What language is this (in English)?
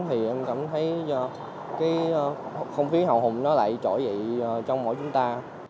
Vietnamese